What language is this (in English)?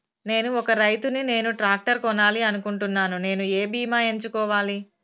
Telugu